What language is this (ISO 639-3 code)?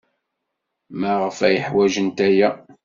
kab